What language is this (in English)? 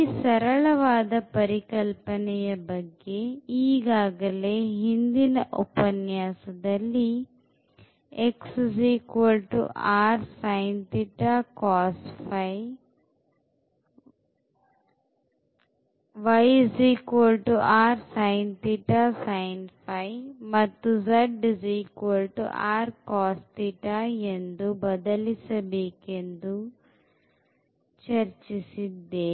Kannada